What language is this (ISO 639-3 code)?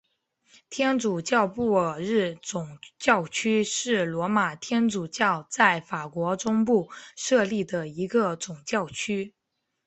zho